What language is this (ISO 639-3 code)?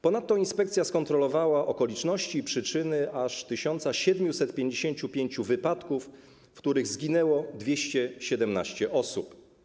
pol